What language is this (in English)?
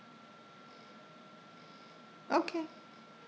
English